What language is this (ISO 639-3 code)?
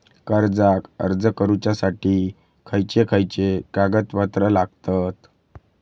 mar